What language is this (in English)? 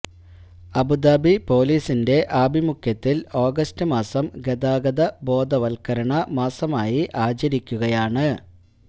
Malayalam